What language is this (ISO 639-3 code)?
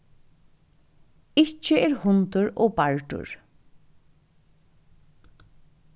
fao